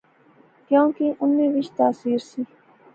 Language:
Pahari-Potwari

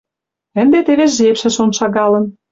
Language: Western Mari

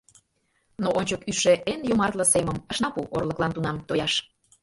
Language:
Mari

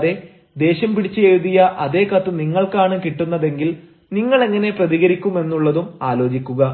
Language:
Malayalam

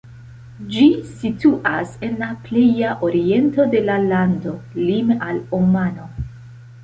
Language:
Esperanto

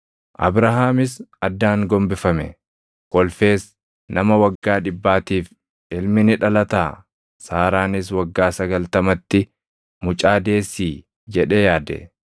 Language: Oromo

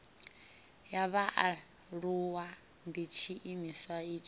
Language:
Venda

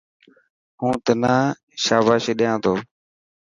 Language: Dhatki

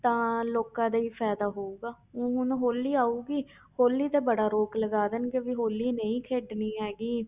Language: Punjabi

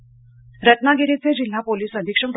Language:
Marathi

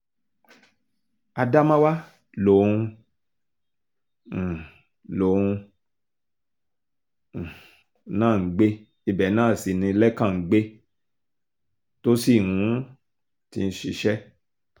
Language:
Yoruba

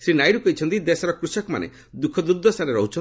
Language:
Odia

